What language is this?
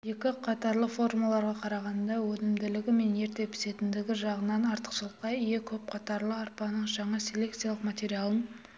Kazakh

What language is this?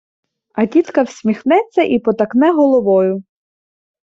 Ukrainian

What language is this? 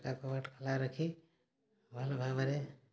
Odia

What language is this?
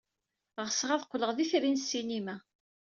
Kabyle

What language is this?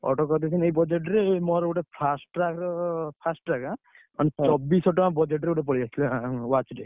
Odia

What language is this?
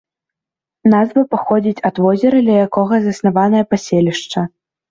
Belarusian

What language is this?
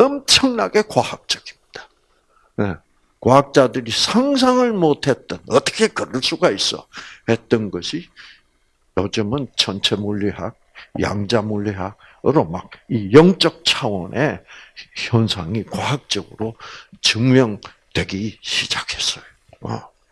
Korean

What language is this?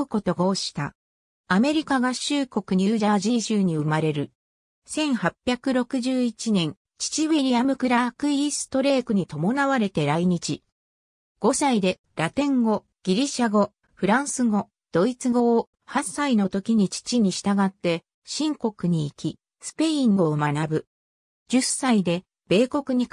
Japanese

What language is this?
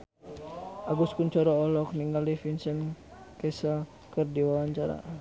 Sundanese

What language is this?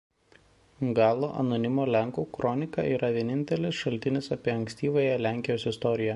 Lithuanian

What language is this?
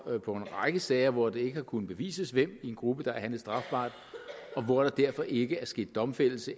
Danish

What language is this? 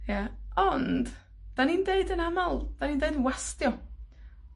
Welsh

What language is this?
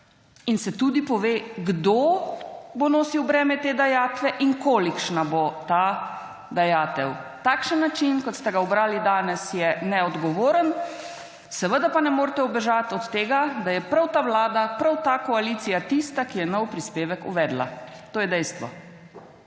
Slovenian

